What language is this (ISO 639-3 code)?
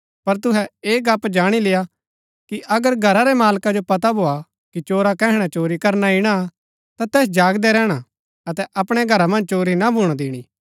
gbk